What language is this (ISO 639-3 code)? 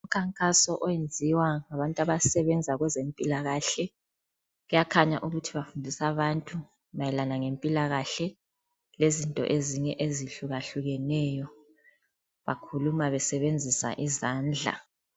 nde